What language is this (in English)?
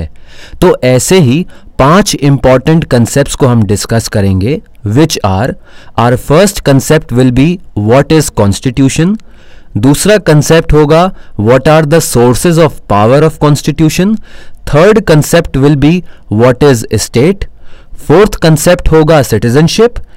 Hindi